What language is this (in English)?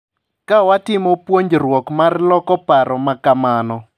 Luo (Kenya and Tanzania)